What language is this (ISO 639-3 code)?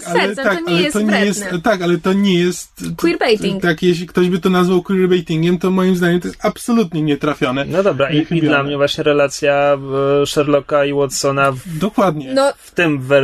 pol